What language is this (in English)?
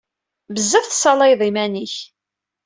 Kabyle